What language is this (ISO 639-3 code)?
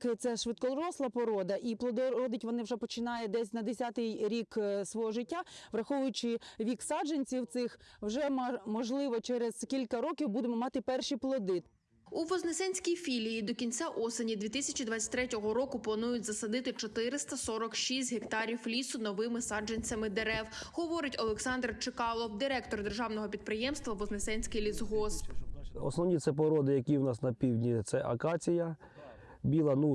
ukr